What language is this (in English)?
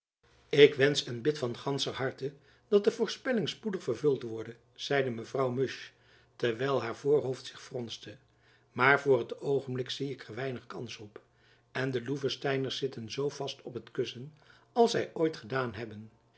Dutch